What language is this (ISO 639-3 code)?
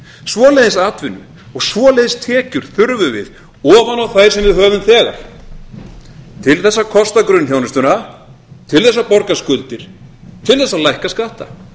isl